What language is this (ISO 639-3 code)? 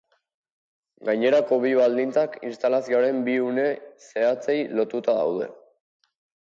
eus